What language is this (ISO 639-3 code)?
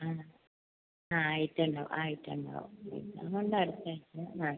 mal